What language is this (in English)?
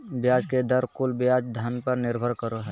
Magahi